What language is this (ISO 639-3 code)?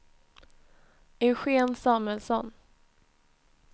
swe